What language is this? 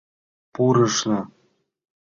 Mari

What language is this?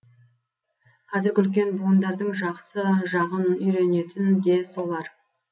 Kazakh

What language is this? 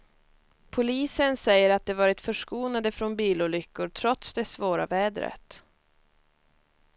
Swedish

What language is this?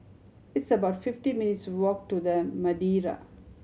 English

